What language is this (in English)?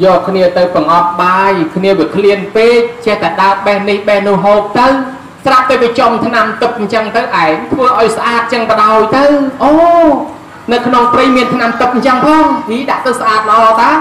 Thai